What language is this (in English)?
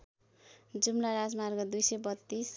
Nepali